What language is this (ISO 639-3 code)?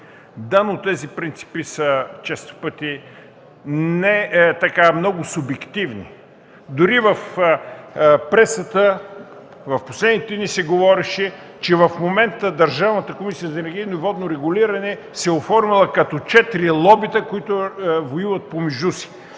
bul